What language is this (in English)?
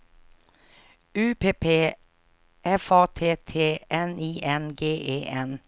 Swedish